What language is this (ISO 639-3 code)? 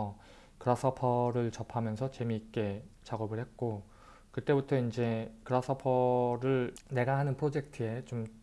kor